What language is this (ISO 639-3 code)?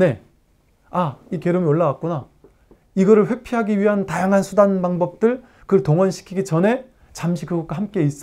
kor